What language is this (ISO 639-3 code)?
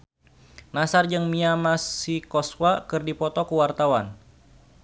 sun